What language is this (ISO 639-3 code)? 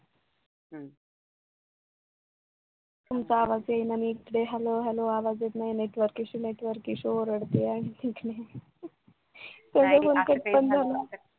mar